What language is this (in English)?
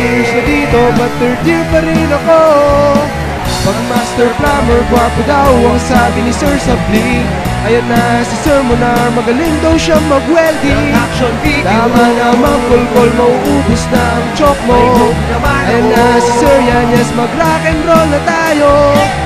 Filipino